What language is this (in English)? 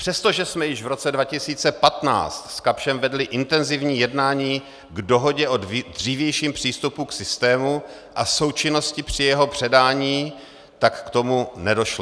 Czech